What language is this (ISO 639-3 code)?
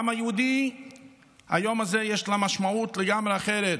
heb